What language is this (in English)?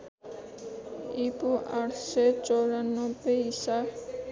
Nepali